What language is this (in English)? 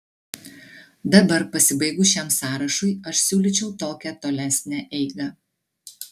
Lithuanian